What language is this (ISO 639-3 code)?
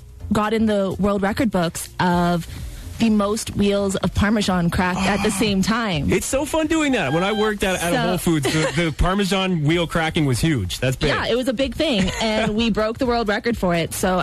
eng